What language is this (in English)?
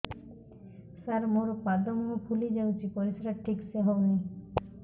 Odia